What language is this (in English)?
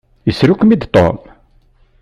Kabyle